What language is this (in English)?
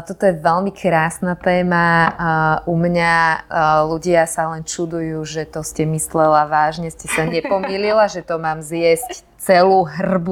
Slovak